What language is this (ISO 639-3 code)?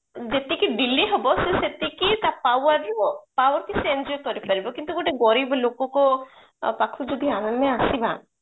ori